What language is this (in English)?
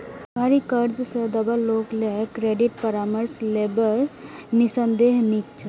Maithili